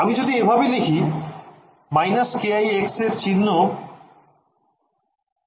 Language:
Bangla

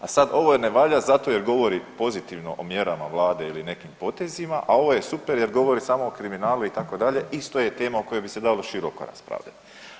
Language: Croatian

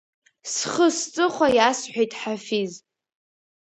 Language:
Abkhazian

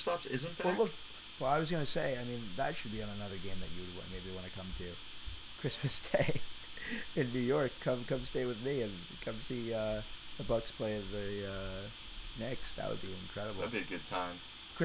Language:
English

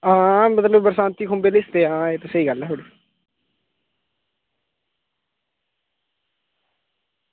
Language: Dogri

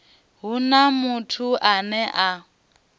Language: Venda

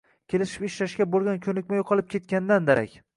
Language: Uzbek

